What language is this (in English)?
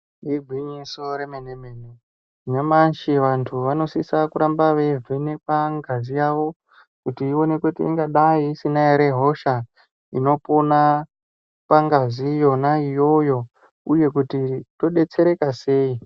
Ndau